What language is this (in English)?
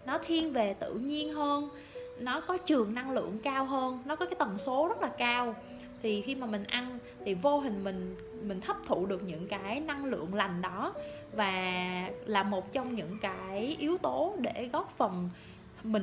Vietnamese